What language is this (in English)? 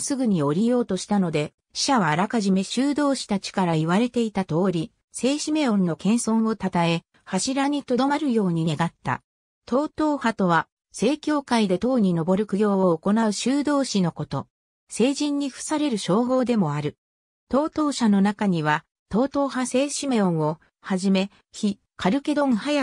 Japanese